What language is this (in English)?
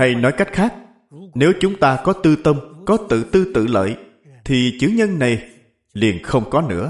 Vietnamese